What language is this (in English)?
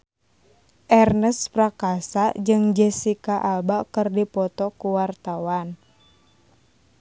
Sundanese